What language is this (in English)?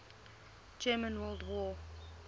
English